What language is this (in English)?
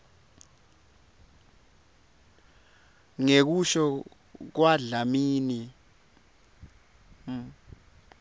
Swati